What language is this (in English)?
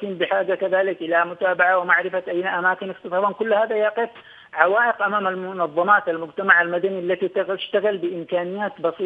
Arabic